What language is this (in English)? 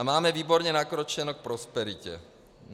Czech